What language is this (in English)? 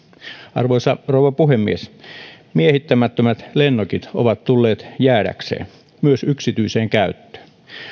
Finnish